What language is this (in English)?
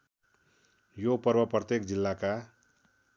Nepali